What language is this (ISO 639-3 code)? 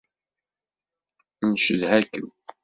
kab